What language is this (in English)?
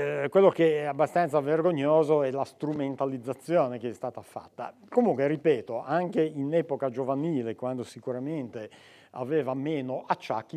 Italian